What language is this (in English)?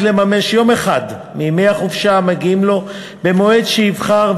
Hebrew